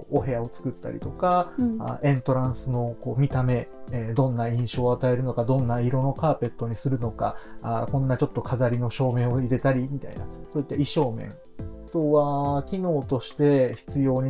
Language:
Japanese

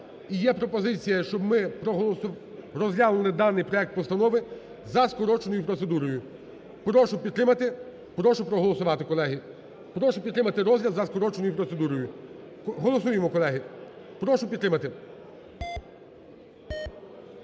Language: Ukrainian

